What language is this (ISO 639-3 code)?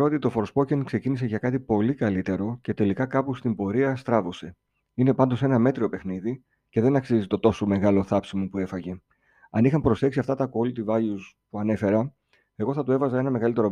ell